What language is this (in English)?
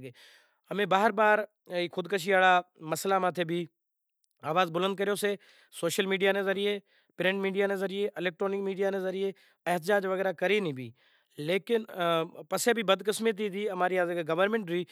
Kachi Koli